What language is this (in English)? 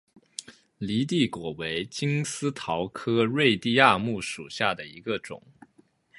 Chinese